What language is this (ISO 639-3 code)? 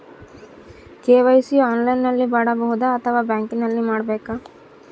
kan